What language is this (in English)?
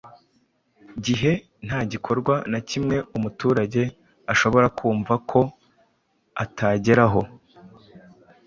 Kinyarwanda